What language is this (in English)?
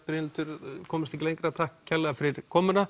Icelandic